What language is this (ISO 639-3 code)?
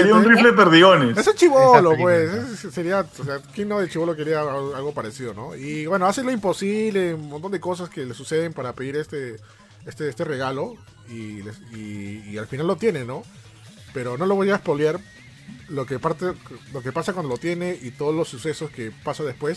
spa